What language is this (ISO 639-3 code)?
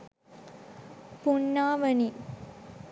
sin